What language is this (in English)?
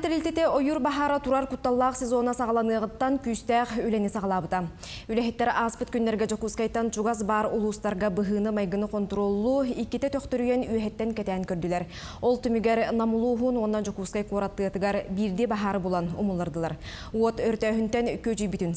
Turkish